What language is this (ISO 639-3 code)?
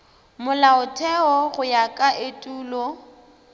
nso